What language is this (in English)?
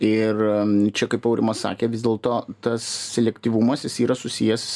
Lithuanian